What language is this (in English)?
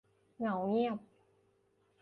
Thai